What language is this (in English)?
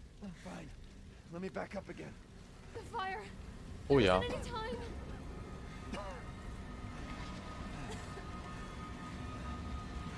German